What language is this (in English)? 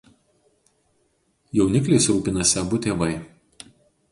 Lithuanian